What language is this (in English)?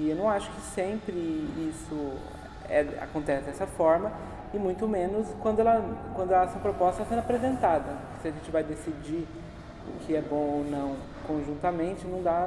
Portuguese